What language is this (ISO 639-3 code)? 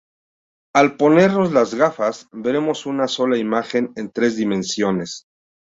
spa